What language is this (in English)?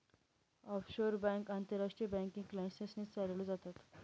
Marathi